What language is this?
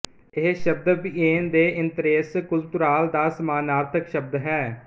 Punjabi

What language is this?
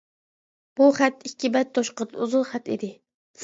Uyghur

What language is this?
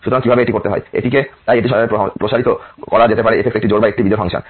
Bangla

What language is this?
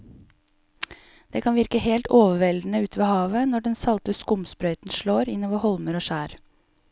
Norwegian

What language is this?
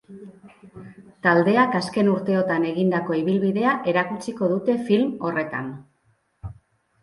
Basque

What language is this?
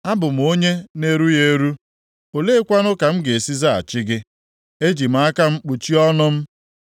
Igbo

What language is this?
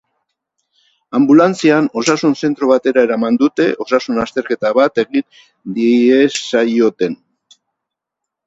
Basque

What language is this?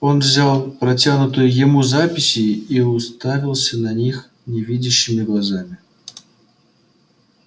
Russian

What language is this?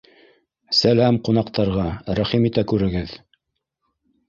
Bashkir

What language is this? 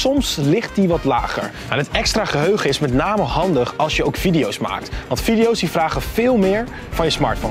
Dutch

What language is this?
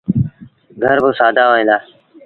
Sindhi Bhil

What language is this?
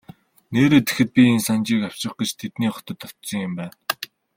Mongolian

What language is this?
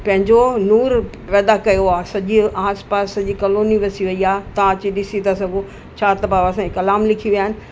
Sindhi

